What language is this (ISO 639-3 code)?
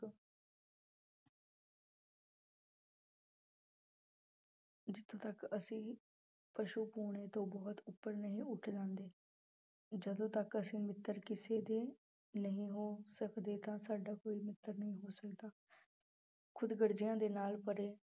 pan